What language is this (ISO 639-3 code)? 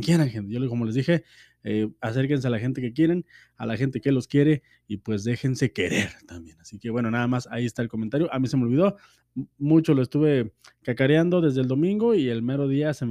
spa